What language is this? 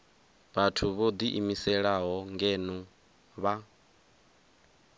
Venda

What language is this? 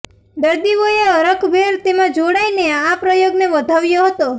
Gujarati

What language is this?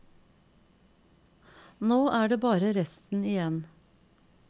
Norwegian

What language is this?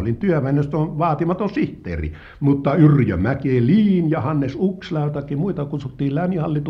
Finnish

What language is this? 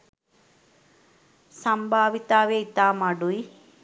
Sinhala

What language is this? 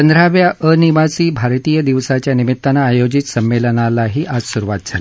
Marathi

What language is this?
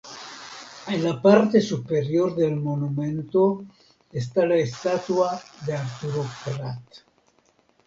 Spanish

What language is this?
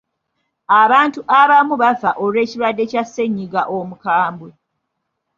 Ganda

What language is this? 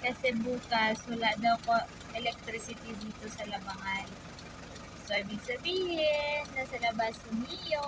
Filipino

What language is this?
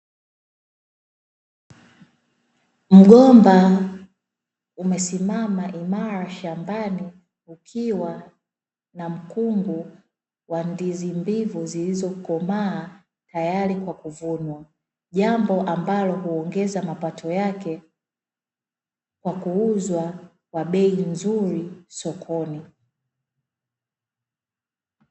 Swahili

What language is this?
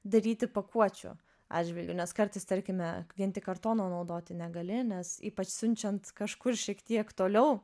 Lithuanian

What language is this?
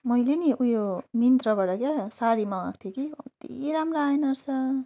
Nepali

